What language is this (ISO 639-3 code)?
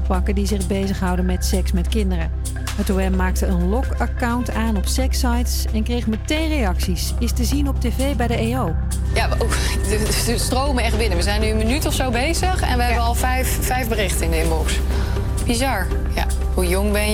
nld